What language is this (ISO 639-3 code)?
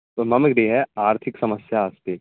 san